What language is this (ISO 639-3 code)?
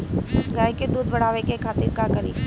bho